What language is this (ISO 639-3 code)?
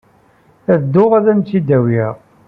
kab